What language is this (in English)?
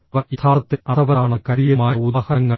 Malayalam